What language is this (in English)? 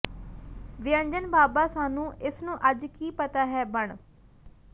Punjabi